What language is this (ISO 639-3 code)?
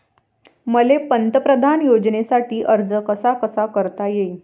mar